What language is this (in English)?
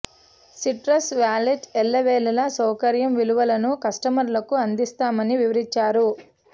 Telugu